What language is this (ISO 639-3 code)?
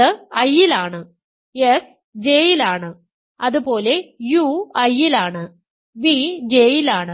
mal